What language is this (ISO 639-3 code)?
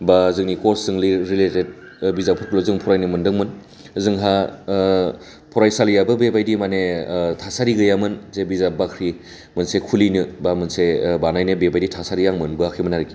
brx